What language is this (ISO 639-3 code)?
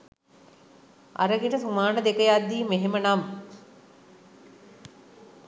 sin